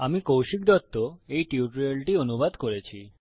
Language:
Bangla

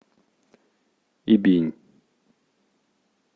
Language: Russian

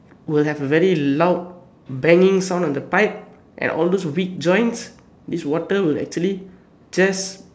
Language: English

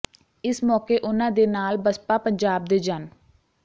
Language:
Punjabi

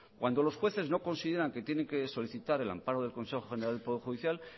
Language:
Spanish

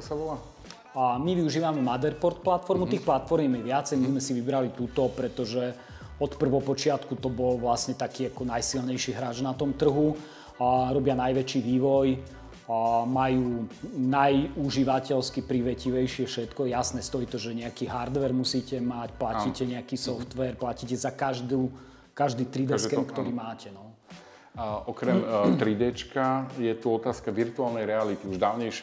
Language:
Slovak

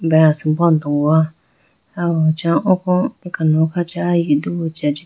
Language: Idu-Mishmi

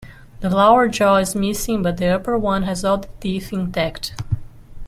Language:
English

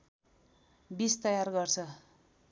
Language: Nepali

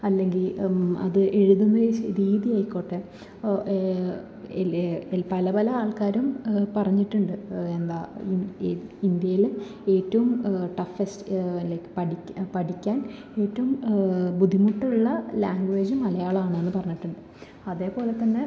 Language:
Malayalam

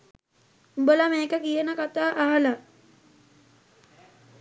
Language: Sinhala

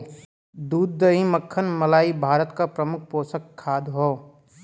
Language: Bhojpuri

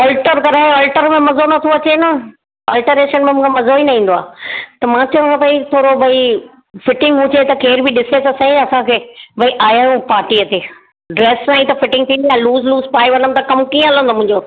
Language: Sindhi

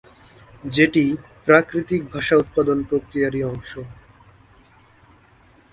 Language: Bangla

